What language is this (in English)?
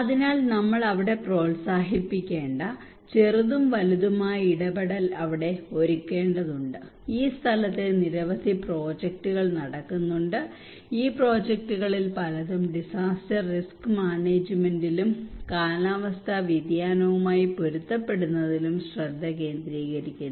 Malayalam